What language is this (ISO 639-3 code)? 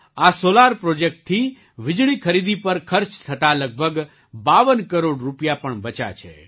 guj